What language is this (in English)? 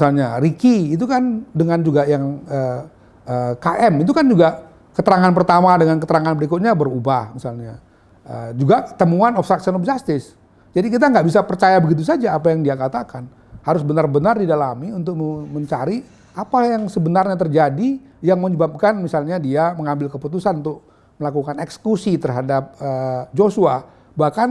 Indonesian